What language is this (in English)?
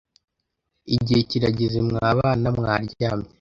Kinyarwanda